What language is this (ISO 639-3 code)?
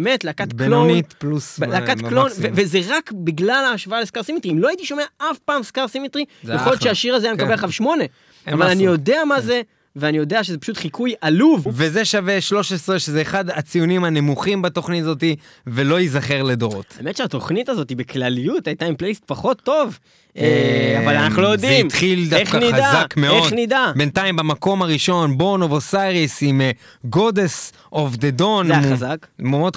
heb